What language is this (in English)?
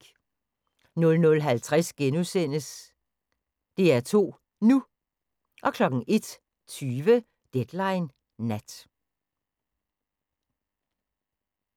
Danish